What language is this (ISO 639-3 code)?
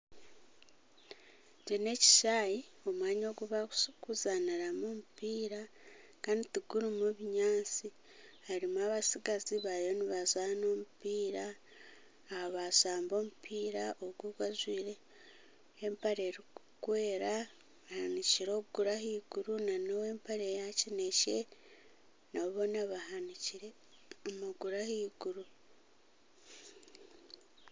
nyn